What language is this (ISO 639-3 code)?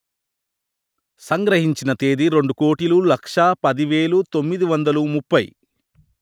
tel